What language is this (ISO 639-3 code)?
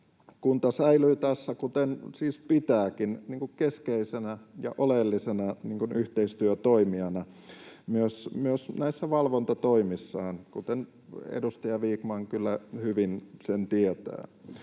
fin